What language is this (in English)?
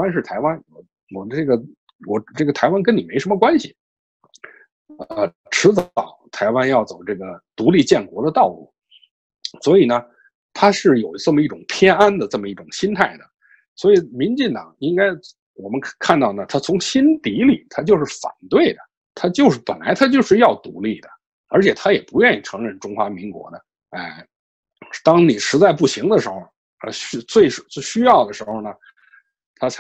Chinese